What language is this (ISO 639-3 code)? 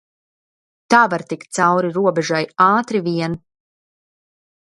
lav